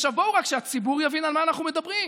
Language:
Hebrew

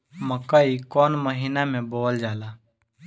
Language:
Bhojpuri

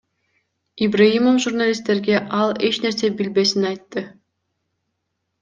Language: Kyrgyz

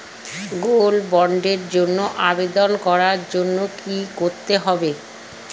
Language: Bangla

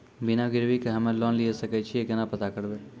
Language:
Maithili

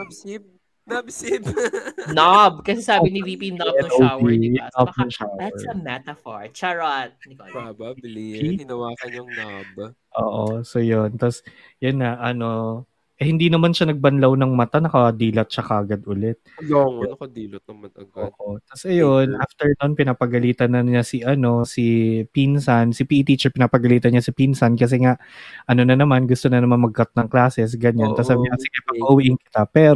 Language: Filipino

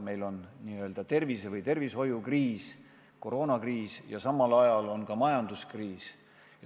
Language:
Estonian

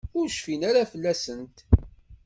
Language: Kabyle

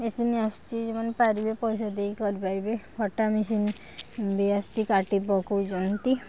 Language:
Odia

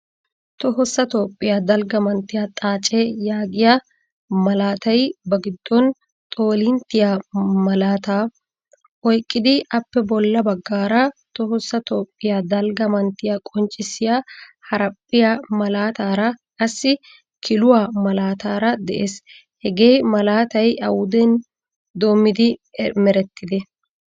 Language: Wolaytta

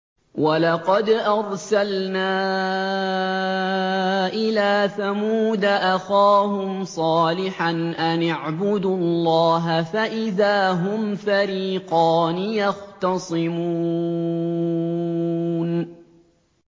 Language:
Arabic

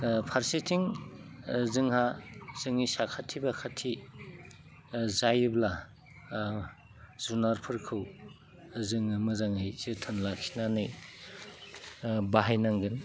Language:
Bodo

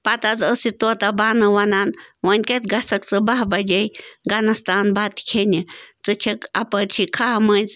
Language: Kashmiri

